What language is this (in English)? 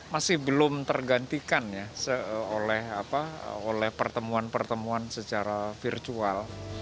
Indonesian